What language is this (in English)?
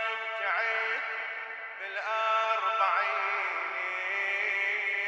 Arabic